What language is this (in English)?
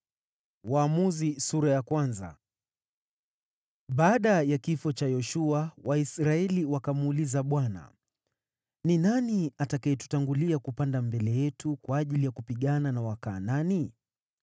Swahili